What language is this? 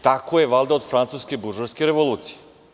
Serbian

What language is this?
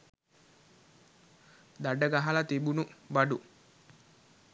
Sinhala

